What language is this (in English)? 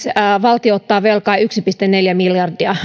Finnish